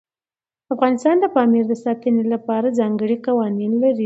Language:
Pashto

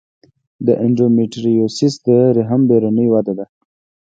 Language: Pashto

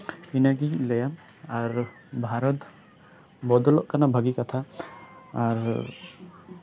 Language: Santali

